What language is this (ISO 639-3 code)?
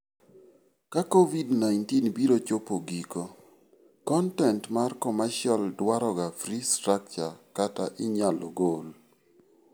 luo